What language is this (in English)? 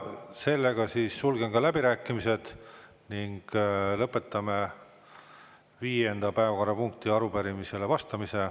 Estonian